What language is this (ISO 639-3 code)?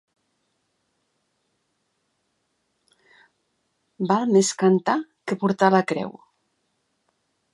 cat